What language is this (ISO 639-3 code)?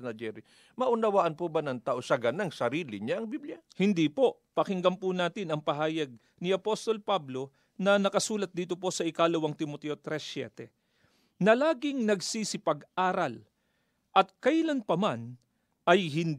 fil